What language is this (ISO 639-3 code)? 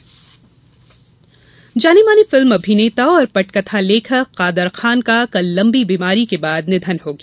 hin